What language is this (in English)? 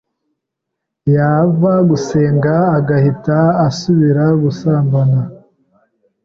Kinyarwanda